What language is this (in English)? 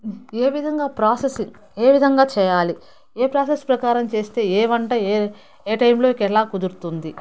Telugu